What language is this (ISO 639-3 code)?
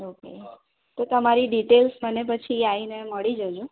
guj